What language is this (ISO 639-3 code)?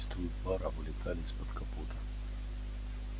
rus